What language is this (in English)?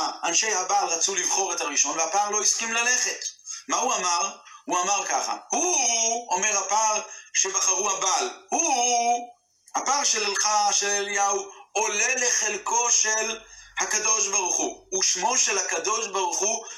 Hebrew